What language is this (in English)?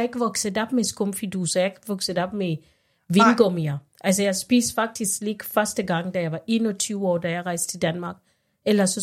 Danish